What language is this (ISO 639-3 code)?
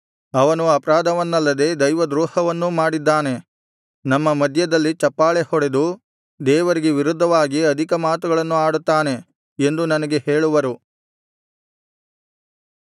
kan